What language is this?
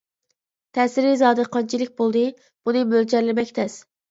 Uyghur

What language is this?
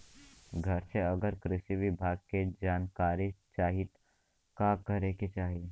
Bhojpuri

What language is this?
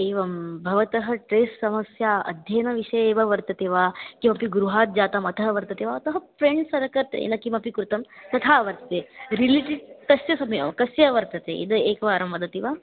Sanskrit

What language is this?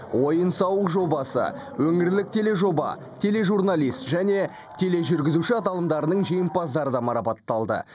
Kazakh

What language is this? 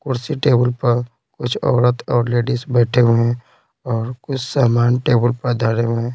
Hindi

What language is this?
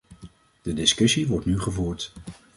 Dutch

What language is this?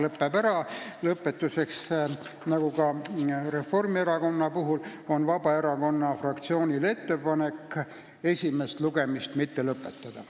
Estonian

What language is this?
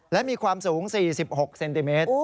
Thai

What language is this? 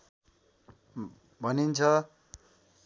Nepali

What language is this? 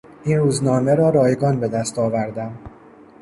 Persian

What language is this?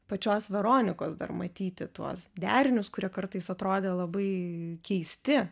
Lithuanian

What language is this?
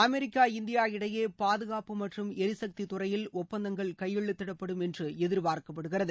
Tamil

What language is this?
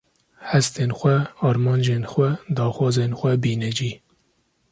Kurdish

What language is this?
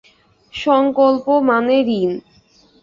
Bangla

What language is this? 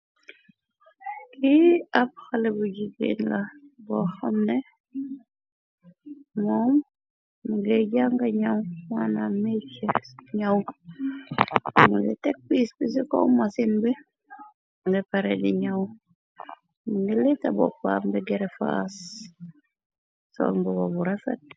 Wolof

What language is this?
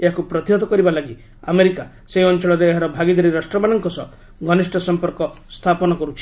Odia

